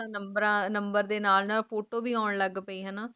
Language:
Punjabi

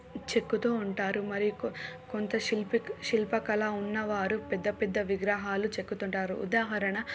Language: Telugu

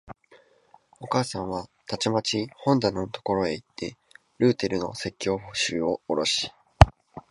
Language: Japanese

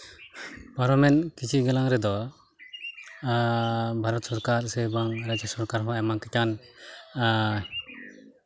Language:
Santali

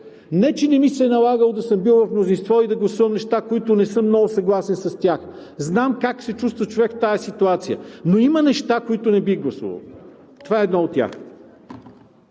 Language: Bulgarian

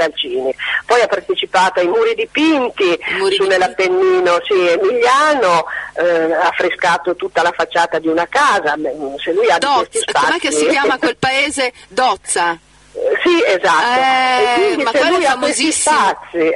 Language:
Italian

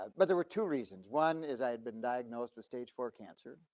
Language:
English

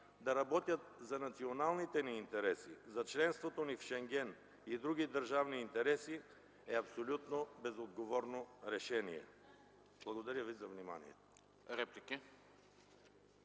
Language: Bulgarian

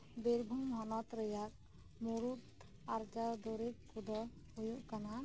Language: Santali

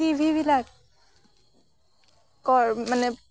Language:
Assamese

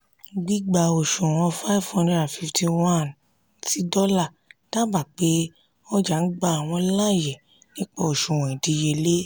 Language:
Yoruba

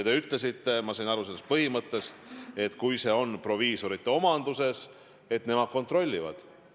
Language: Estonian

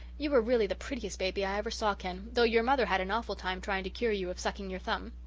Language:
English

